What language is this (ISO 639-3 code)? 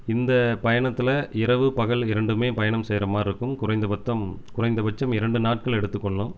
tam